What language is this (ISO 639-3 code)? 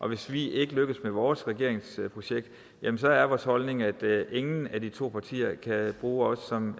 dan